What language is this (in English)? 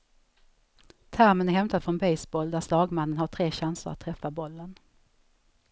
Swedish